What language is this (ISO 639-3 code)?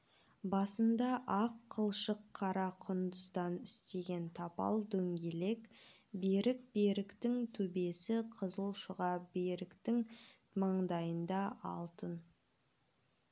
kaz